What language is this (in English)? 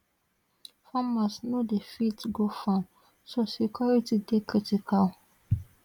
Nigerian Pidgin